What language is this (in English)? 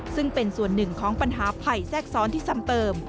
Thai